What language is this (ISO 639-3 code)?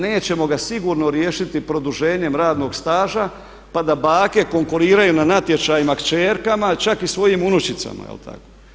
hrv